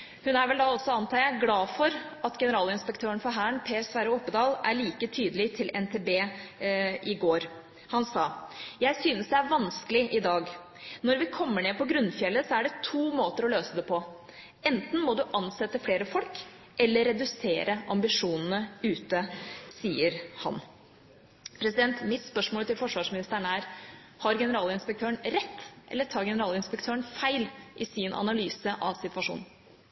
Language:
Norwegian Bokmål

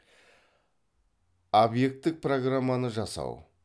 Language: Kazakh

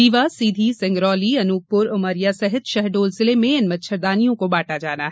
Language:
Hindi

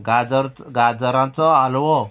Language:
Konkani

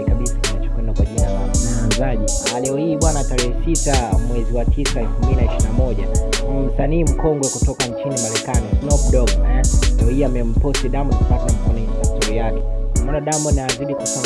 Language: Indonesian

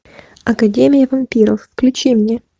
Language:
Russian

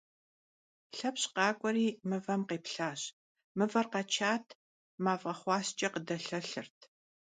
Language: Kabardian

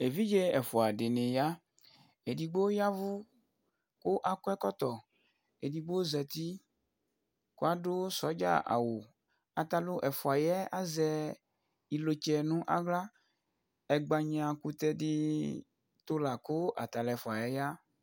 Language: Ikposo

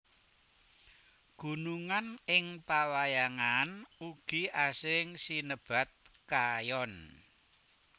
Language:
Javanese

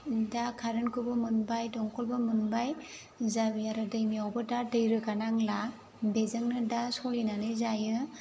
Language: Bodo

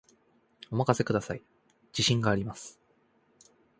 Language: Japanese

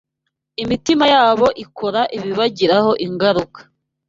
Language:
Kinyarwanda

